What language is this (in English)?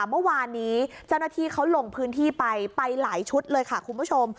Thai